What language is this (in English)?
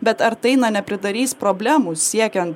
Lithuanian